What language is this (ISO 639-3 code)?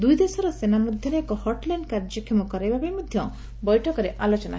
ori